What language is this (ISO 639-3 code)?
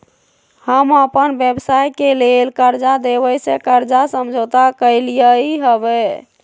mag